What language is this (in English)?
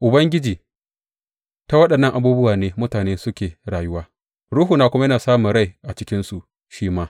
Hausa